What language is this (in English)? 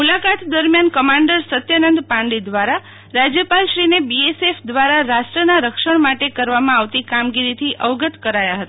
Gujarati